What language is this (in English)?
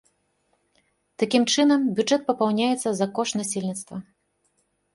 Belarusian